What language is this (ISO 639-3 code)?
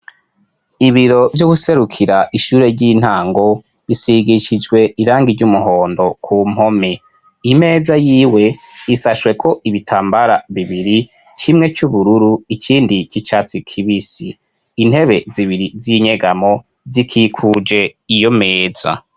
run